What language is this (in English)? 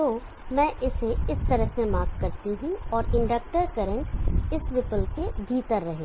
Hindi